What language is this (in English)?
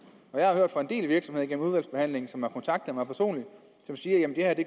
Danish